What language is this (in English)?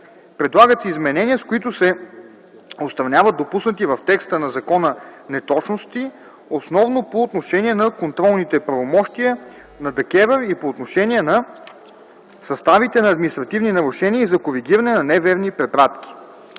Bulgarian